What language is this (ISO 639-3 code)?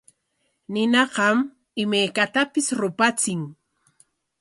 qwa